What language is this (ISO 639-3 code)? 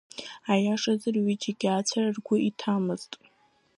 abk